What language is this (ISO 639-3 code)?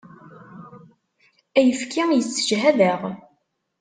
kab